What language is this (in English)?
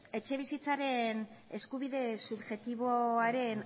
Basque